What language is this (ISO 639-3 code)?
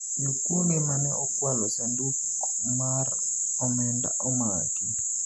luo